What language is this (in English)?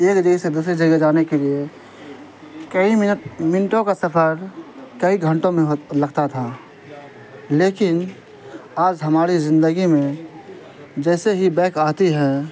Urdu